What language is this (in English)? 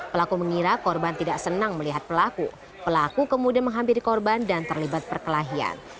Indonesian